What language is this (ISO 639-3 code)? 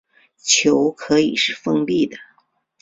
zho